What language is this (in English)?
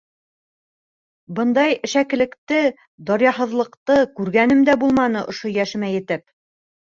Bashkir